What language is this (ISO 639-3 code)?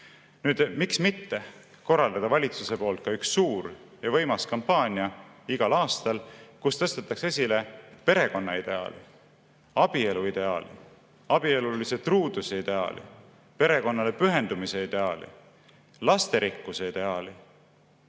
est